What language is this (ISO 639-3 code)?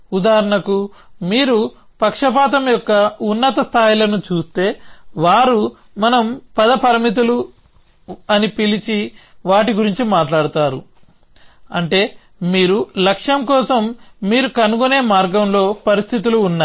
tel